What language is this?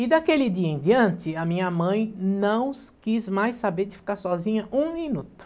Portuguese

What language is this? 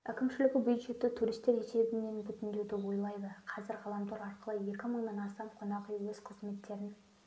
Kazakh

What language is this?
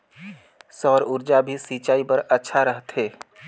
Chhattisgarhi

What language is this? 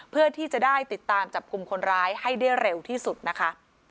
Thai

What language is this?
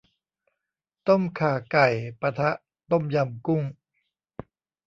Thai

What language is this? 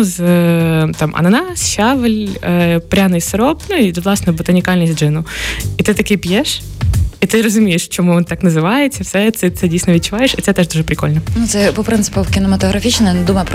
Ukrainian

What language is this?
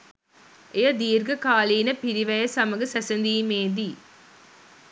Sinhala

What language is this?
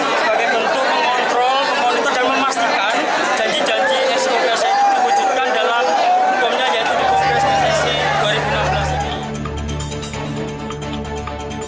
Indonesian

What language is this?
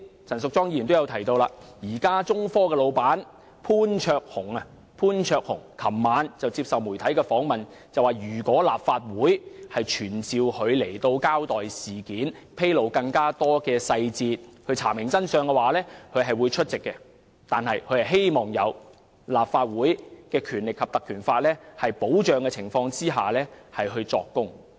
Cantonese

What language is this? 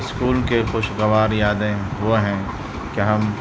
Urdu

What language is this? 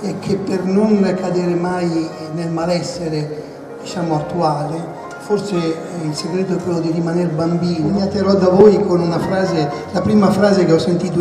Italian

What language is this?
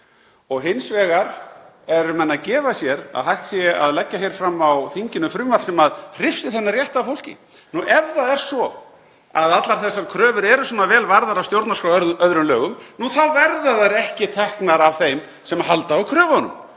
Icelandic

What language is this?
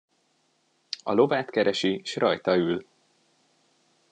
Hungarian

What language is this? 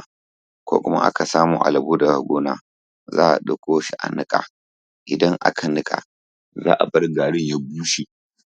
Hausa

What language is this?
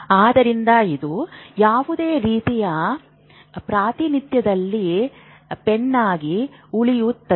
Kannada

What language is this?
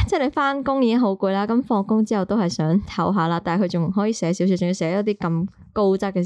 Chinese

